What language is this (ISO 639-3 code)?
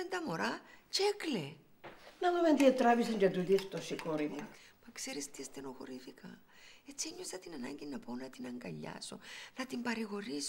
ell